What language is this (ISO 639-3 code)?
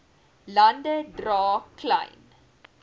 afr